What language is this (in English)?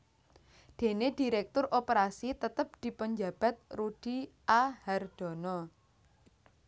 Javanese